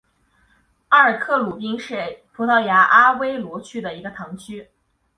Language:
Chinese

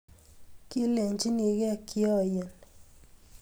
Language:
Kalenjin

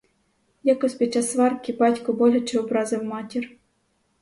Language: Ukrainian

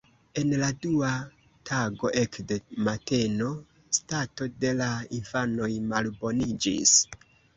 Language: Esperanto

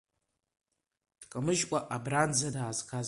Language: Abkhazian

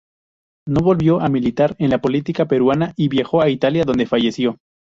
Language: Spanish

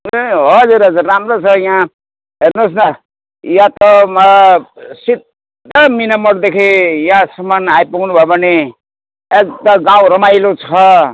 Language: Nepali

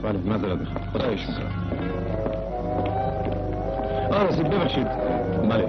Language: Persian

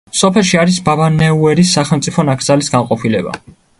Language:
Georgian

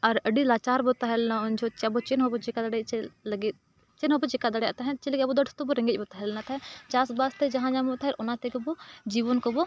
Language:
Santali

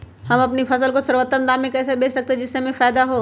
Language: Magahi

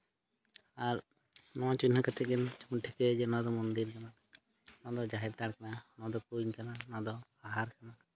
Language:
Santali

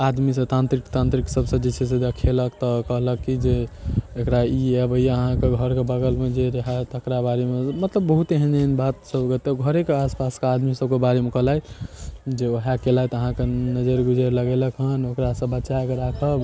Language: Maithili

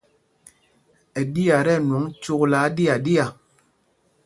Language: Mpumpong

